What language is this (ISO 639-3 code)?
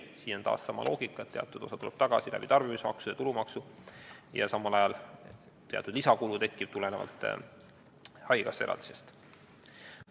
est